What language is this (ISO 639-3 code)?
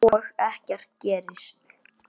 isl